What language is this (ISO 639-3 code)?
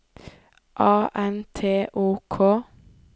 nor